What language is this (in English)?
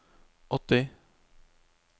Norwegian